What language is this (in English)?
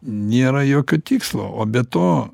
Lithuanian